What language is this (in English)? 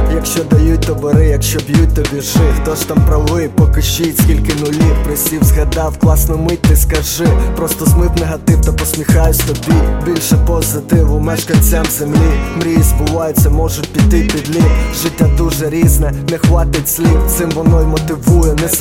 Ukrainian